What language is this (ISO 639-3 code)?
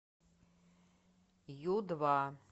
rus